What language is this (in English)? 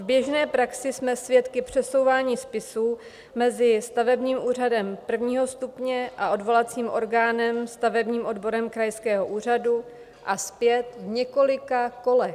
Czech